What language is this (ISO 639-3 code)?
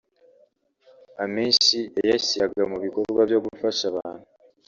kin